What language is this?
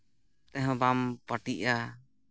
Santali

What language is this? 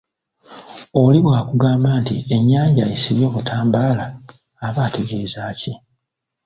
Ganda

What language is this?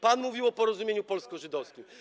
Polish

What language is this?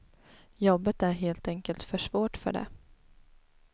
Swedish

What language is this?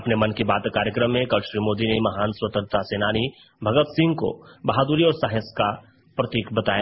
Hindi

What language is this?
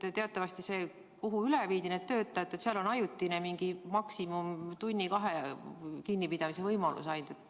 Estonian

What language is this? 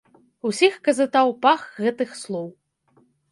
Belarusian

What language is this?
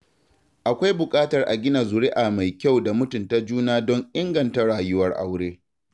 Hausa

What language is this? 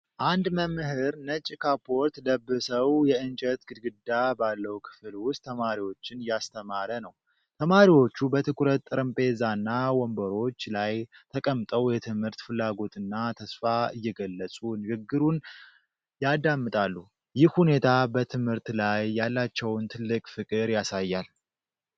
Amharic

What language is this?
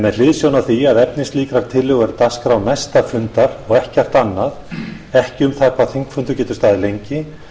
Icelandic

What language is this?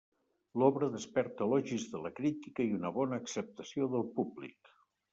Catalan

